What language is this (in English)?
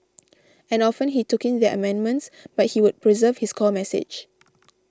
English